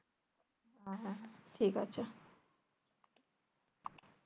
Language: Bangla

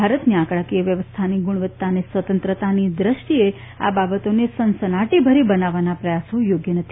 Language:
Gujarati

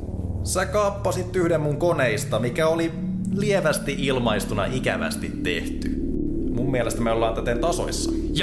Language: Finnish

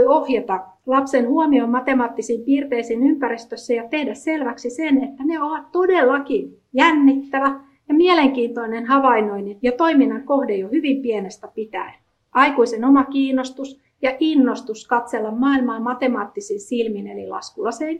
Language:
Finnish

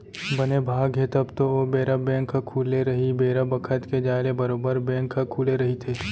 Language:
Chhattisgarhi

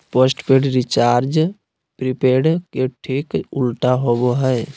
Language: Magahi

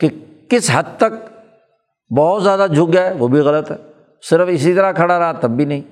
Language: Urdu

